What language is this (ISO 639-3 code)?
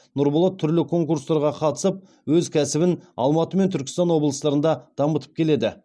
kaz